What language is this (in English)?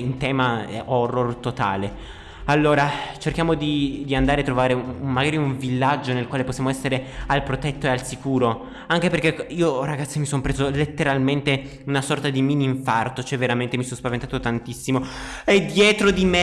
Italian